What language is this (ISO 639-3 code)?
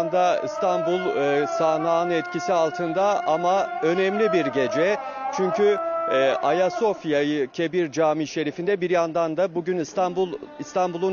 tur